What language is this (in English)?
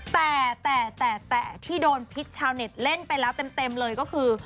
Thai